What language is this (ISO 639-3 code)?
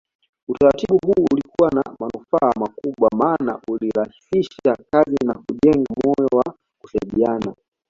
swa